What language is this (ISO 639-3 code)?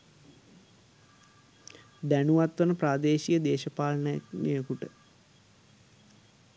sin